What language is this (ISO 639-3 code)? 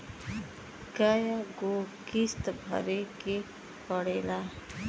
bho